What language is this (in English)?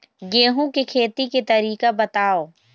Chhattisgarhi